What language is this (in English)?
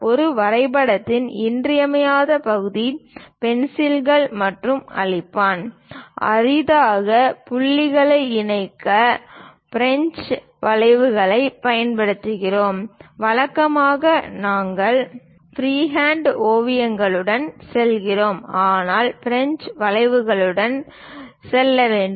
Tamil